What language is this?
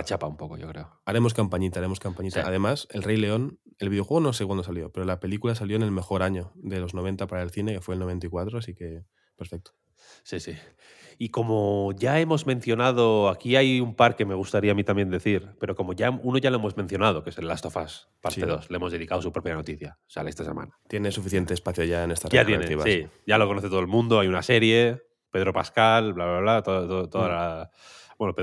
Spanish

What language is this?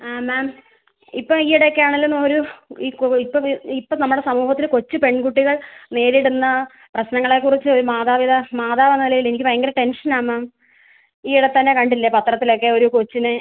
Malayalam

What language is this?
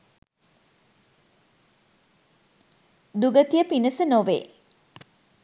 Sinhala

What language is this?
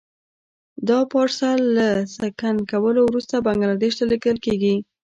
Pashto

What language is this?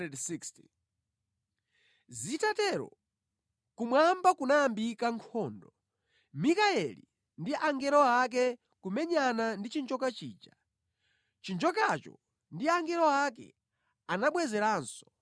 Nyanja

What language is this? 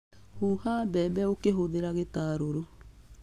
Kikuyu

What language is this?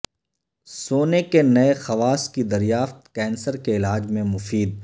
Urdu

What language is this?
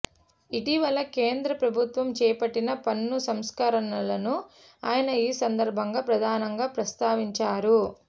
Telugu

